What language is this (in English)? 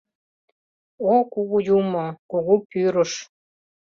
Mari